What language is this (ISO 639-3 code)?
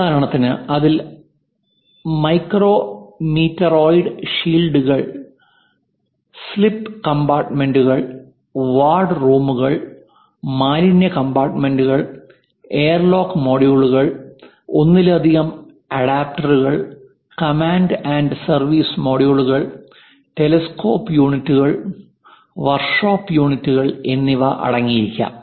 mal